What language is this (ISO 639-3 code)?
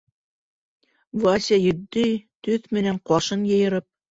bak